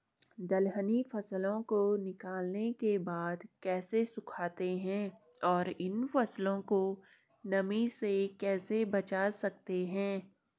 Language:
Hindi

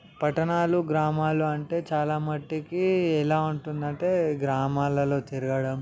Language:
Telugu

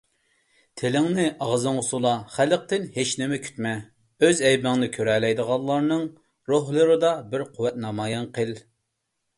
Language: Uyghur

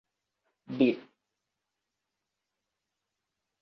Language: Thai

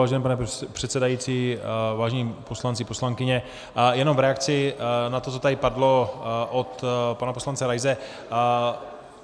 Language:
Czech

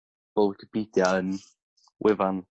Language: Welsh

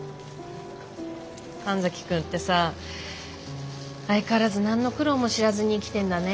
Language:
Japanese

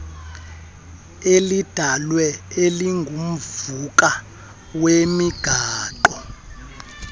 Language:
Xhosa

